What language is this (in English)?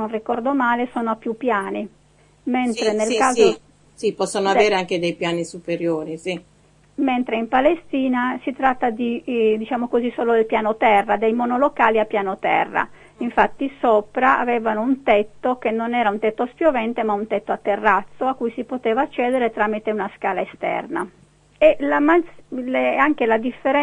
Italian